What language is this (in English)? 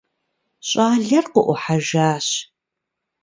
Kabardian